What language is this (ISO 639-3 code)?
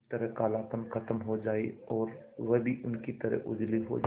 hin